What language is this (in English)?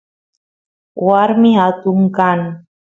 Santiago del Estero Quichua